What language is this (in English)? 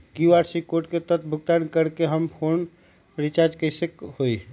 Magahi